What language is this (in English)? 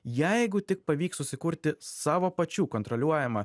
Lithuanian